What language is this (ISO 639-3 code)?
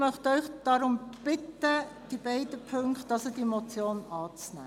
gsw